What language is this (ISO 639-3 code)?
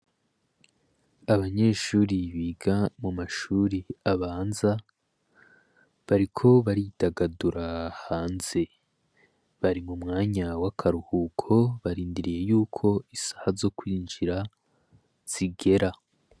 run